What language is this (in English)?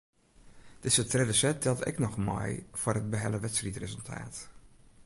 Western Frisian